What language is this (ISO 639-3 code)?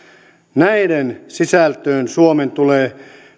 fin